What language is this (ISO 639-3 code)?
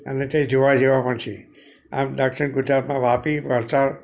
guj